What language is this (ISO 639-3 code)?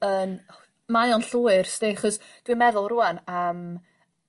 cym